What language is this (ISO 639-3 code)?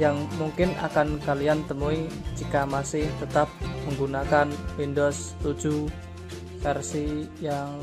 ind